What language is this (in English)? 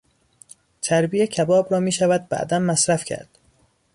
Persian